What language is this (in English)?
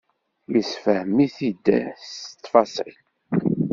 Kabyle